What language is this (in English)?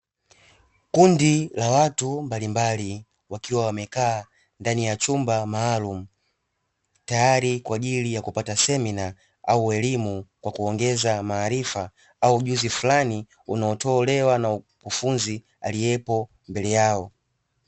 Swahili